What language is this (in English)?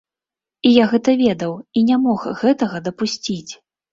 Belarusian